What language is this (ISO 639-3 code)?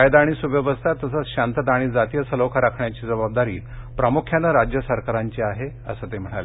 mar